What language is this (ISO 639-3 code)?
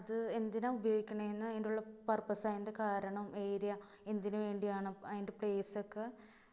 mal